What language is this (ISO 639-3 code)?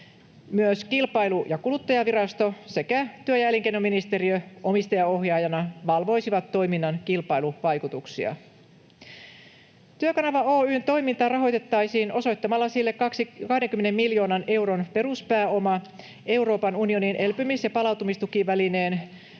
fin